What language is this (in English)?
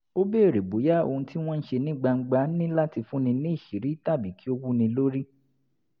Yoruba